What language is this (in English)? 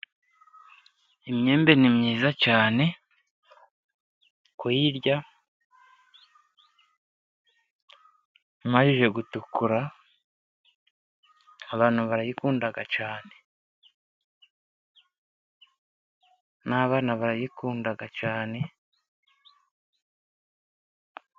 Kinyarwanda